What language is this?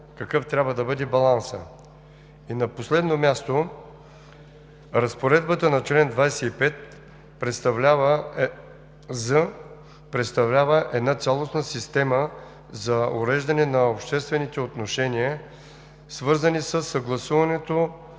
Bulgarian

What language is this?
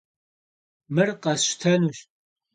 Kabardian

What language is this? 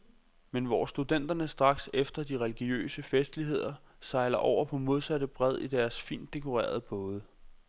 Danish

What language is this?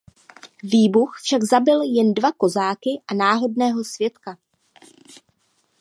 Czech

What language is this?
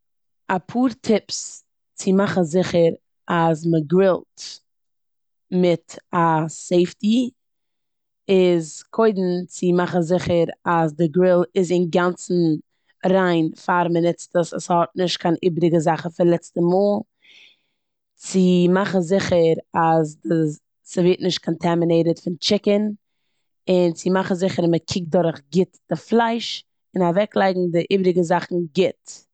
Yiddish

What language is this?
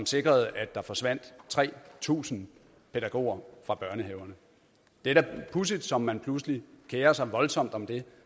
Danish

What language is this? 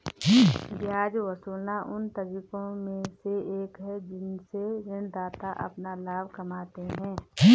Hindi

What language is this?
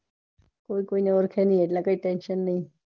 Gujarati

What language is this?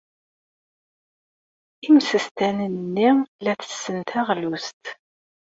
Kabyle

